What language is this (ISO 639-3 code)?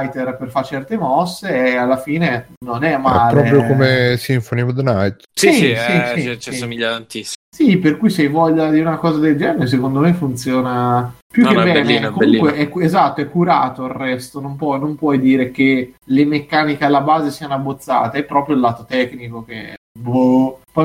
ita